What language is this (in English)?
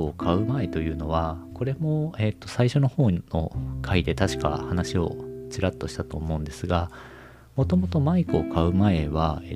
Japanese